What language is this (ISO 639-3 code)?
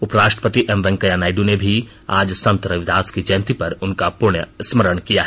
hin